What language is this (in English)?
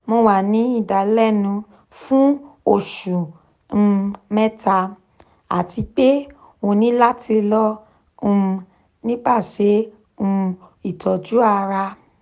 Yoruba